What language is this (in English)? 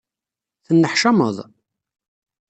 Kabyle